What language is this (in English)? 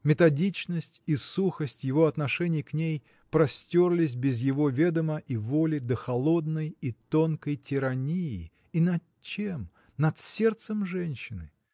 Russian